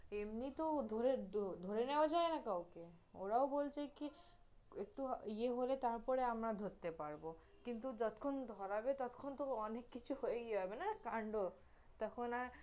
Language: Bangla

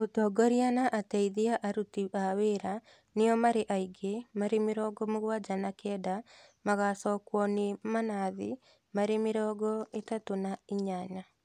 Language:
Kikuyu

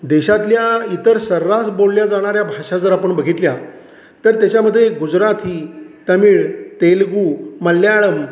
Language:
Marathi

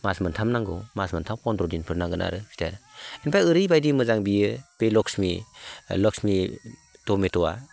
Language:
Bodo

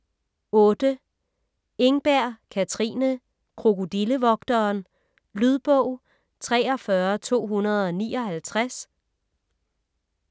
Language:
Danish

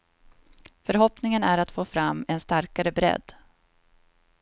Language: Swedish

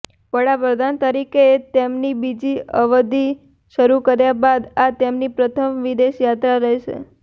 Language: Gujarati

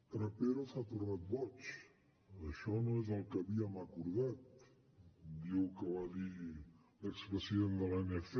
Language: Catalan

